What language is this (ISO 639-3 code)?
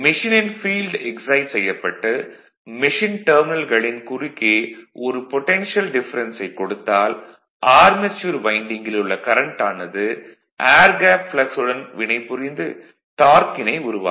tam